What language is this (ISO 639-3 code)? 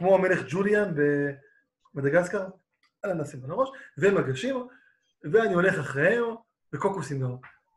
heb